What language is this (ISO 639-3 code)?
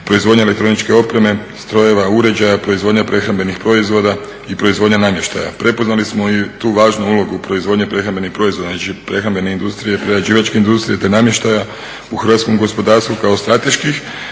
hrv